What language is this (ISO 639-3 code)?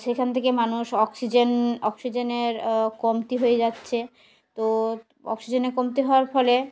ben